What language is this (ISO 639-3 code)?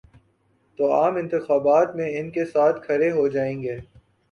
urd